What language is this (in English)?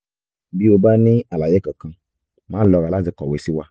Yoruba